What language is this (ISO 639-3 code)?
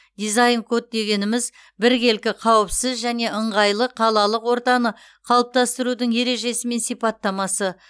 kaz